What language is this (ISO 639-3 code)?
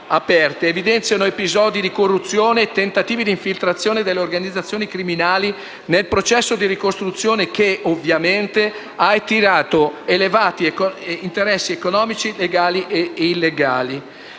ita